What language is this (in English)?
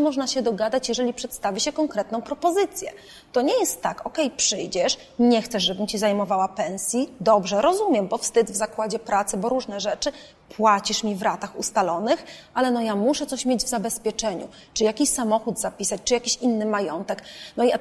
Polish